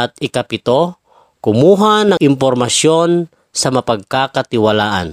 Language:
Filipino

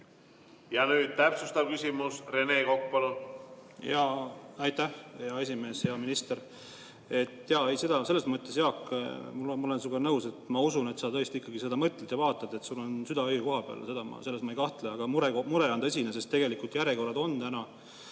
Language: Estonian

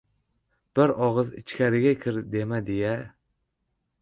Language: Uzbek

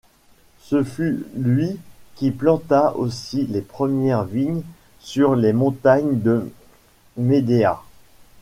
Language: French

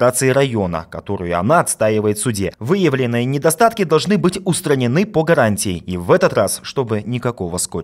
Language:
Russian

